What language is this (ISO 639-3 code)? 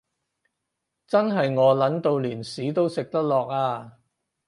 yue